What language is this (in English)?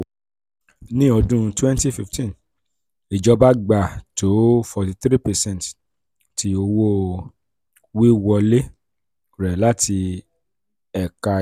Yoruba